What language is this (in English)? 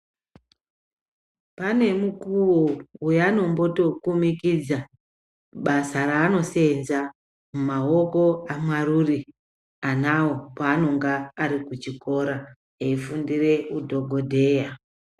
Ndau